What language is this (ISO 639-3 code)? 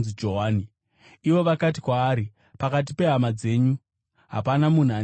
sna